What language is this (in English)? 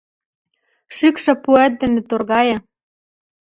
Mari